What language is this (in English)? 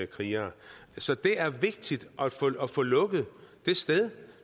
Danish